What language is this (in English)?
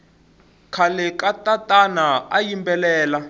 Tsonga